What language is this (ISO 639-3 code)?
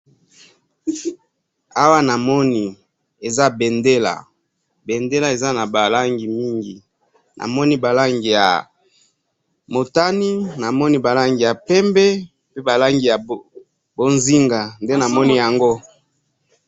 lin